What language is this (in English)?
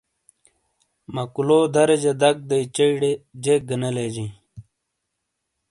Shina